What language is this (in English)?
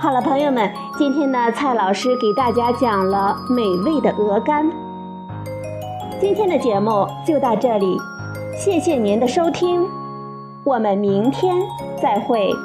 Chinese